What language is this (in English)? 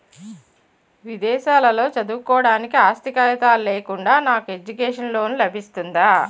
Telugu